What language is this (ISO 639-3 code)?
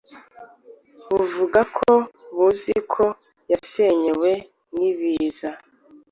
kin